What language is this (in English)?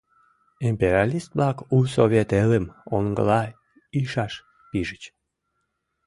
Mari